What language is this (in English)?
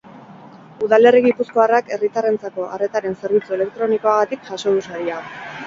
Basque